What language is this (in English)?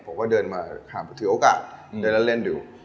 Thai